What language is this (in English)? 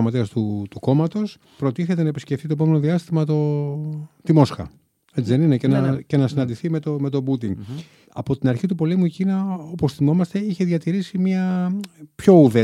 Greek